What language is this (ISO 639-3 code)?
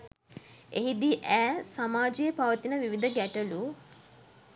sin